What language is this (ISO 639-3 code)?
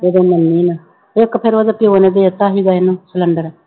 pan